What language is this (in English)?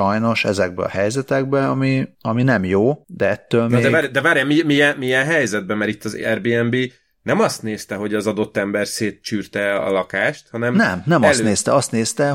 Hungarian